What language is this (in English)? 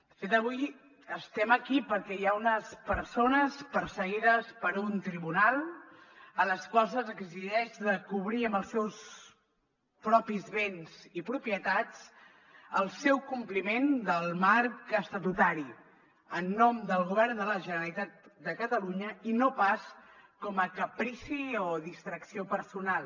Catalan